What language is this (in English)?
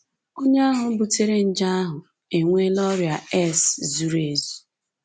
Igbo